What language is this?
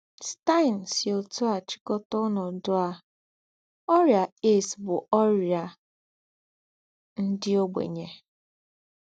Igbo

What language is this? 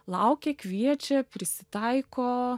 Lithuanian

